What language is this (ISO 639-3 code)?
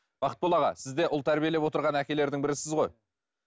kaz